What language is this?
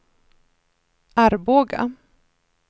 Swedish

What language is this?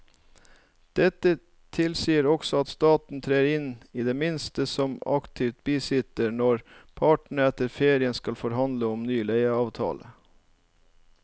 Norwegian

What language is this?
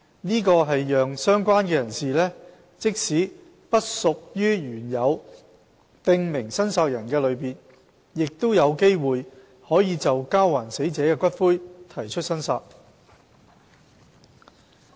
Cantonese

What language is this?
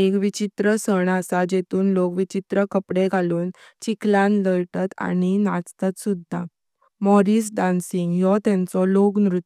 Konkani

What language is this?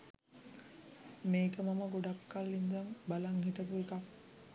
Sinhala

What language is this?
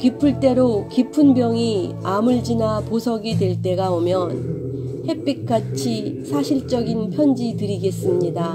Korean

